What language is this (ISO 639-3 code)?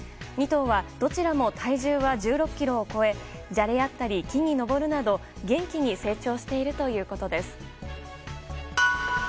jpn